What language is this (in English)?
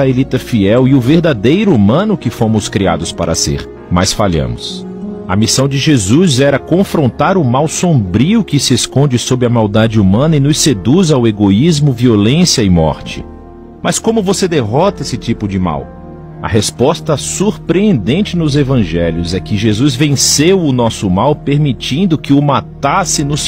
Portuguese